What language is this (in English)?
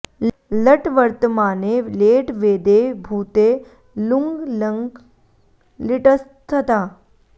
Sanskrit